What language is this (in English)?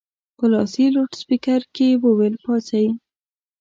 Pashto